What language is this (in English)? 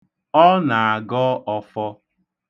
Igbo